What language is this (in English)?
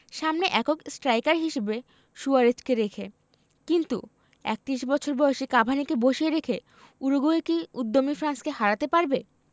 Bangla